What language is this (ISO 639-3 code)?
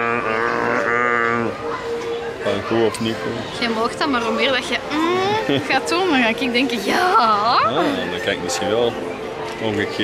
nld